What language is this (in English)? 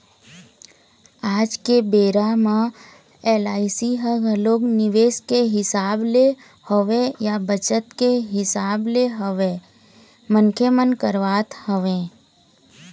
Chhattisgarhi